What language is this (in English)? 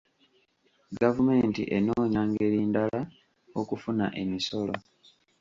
Ganda